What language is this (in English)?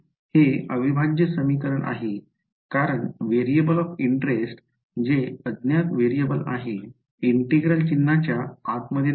Marathi